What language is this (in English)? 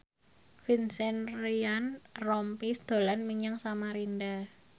Javanese